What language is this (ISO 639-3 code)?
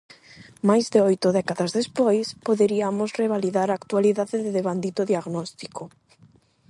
glg